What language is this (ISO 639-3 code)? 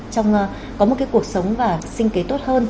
vie